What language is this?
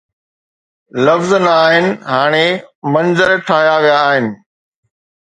Sindhi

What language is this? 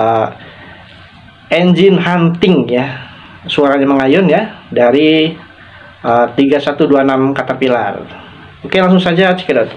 Indonesian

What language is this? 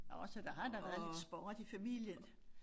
Danish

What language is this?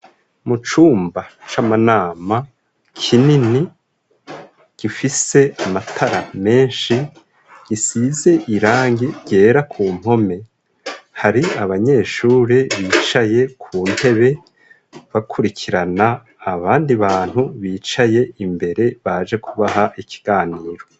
Rundi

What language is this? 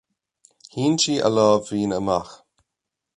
Irish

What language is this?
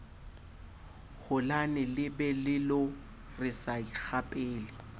Southern Sotho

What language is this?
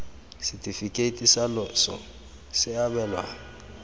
Tswana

